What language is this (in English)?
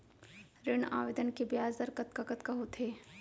Chhattisgarhi